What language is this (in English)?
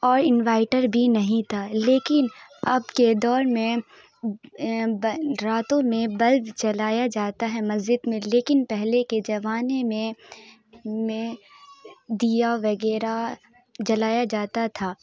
Urdu